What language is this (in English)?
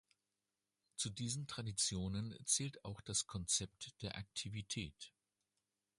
German